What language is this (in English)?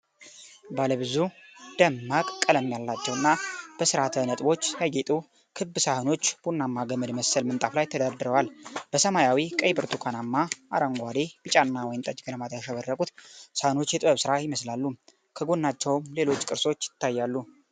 Amharic